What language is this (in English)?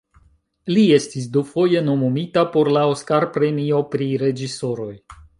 Esperanto